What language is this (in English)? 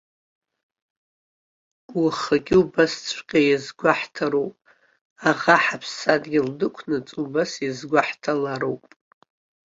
Abkhazian